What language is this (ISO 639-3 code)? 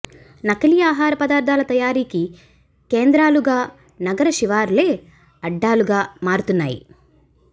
tel